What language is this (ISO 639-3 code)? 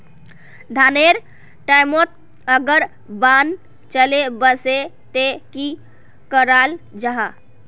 mag